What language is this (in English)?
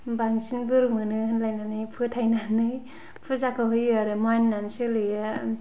Bodo